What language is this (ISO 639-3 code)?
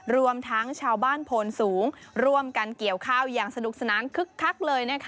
tha